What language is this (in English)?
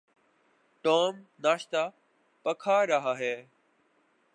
Urdu